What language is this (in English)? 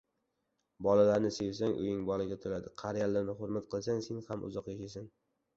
Uzbek